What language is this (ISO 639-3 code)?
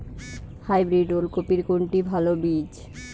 ben